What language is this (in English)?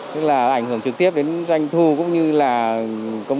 Vietnamese